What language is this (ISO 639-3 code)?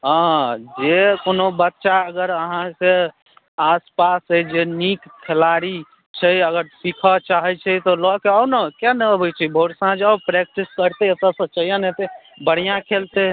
mai